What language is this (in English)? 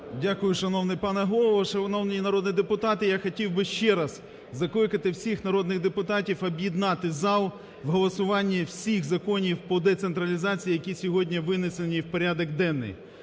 Ukrainian